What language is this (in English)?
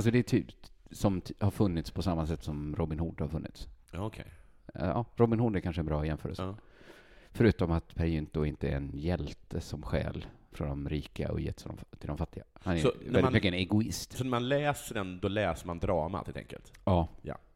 Swedish